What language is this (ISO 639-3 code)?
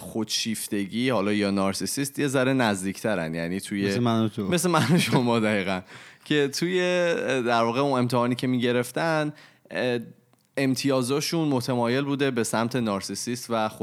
fas